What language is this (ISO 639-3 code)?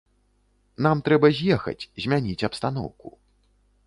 bel